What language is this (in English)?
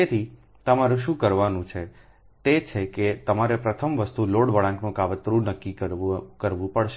Gujarati